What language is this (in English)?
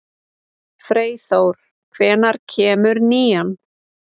Icelandic